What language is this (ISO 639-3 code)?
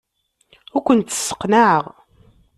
kab